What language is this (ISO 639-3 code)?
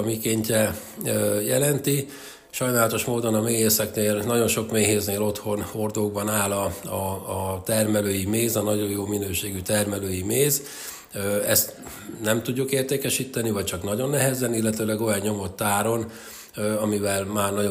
hun